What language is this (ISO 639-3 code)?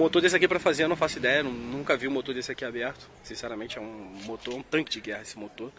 por